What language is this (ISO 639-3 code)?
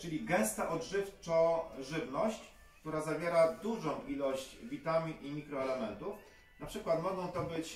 pol